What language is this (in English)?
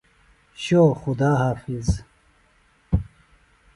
Phalura